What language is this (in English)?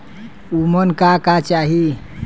Bhojpuri